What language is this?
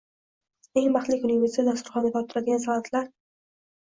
Uzbek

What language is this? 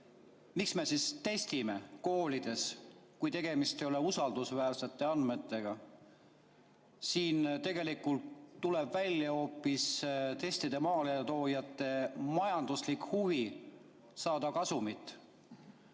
Estonian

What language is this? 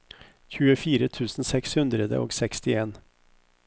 Norwegian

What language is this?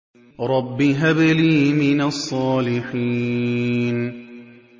Arabic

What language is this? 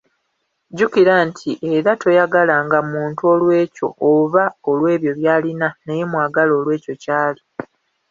Ganda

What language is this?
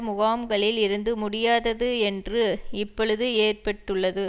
Tamil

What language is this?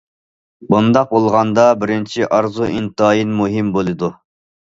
Uyghur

